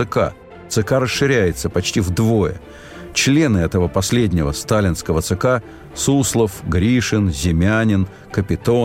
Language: Russian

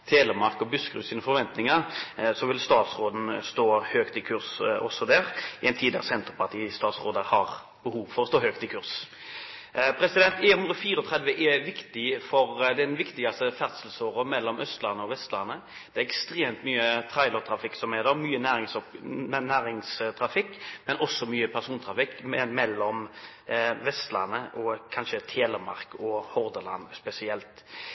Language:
Norwegian Bokmål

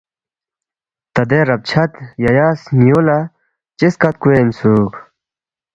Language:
Balti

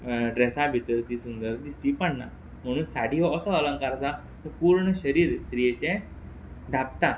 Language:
Konkani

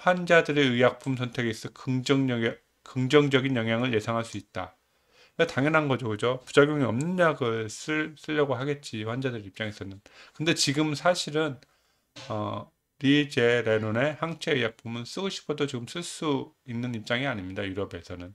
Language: Korean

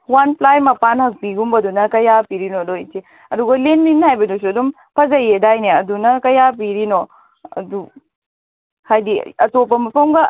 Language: Manipuri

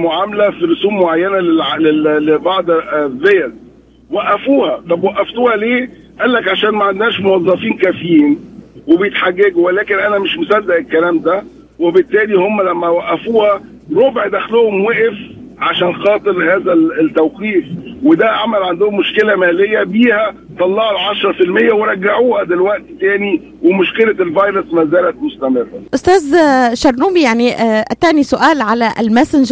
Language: Arabic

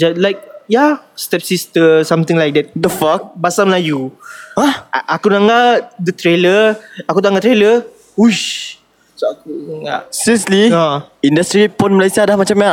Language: Malay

